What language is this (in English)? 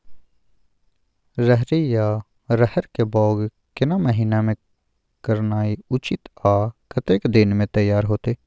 Maithili